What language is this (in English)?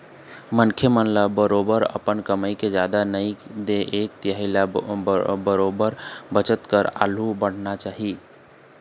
Chhattisgarhi